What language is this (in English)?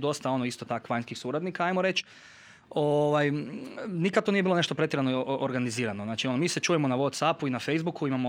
Croatian